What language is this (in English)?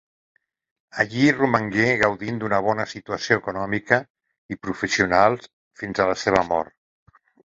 Catalan